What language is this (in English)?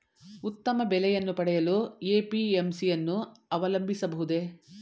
Kannada